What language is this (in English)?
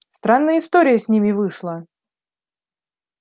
Russian